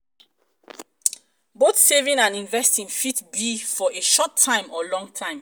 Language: Nigerian Pidgin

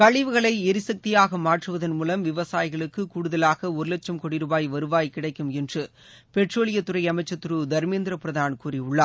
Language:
Tamil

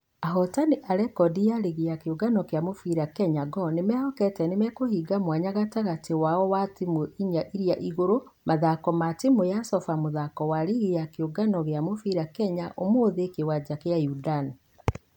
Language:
Kikuyu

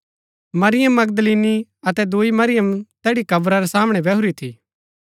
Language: Gaddi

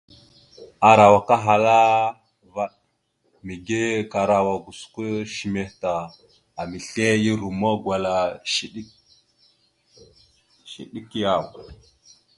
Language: Mada (Cameroon)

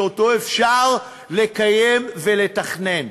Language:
Hebrew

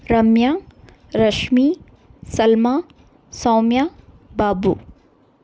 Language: Kannada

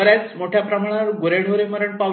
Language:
Marathi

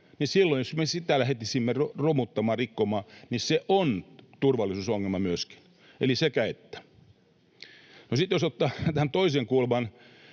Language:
Finnish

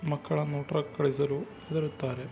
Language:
Kannada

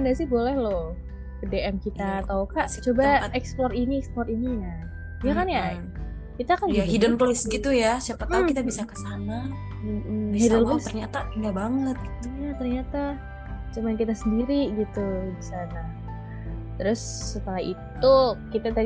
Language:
Indonesian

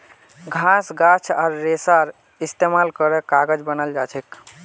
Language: Magahi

